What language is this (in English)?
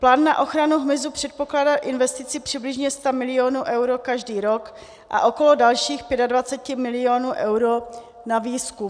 Czech